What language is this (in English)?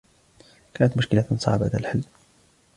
Arabic